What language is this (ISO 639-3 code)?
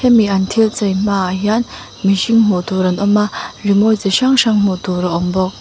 lus